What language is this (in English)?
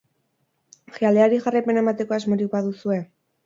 Basque